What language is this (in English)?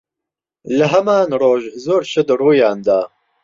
Central Kurdish